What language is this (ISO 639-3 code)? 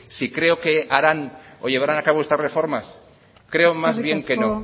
spa